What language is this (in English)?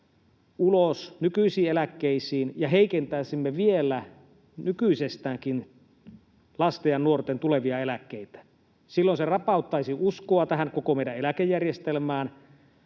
Finnish